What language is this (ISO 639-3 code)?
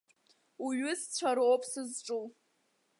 abk